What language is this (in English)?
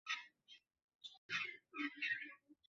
Bangla